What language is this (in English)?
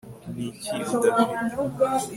Kinyarwanda